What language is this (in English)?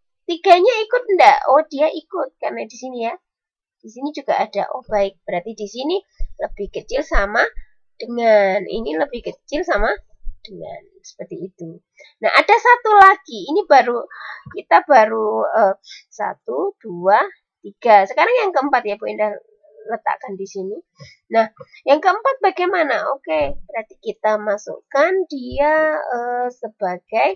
Indonesian